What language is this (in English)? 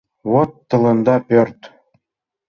Mari